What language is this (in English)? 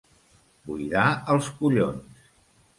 Catalan